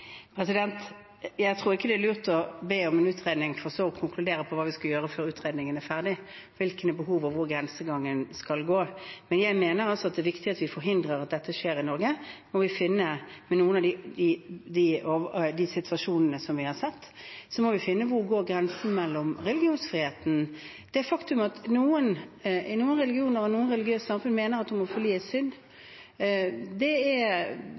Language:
Norwegian Bokmål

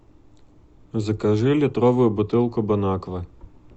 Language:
Russian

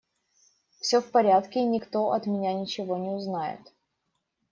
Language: Russian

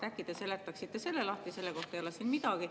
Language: Estonian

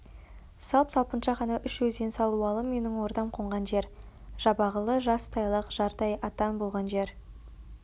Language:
Kazakh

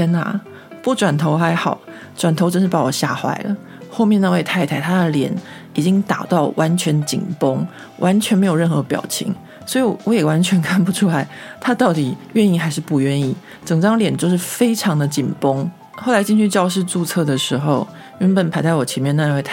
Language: Chinese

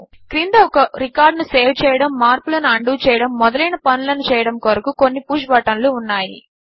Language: Telugu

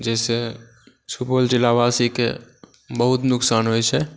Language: Maithili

